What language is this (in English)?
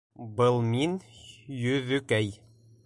Bashkir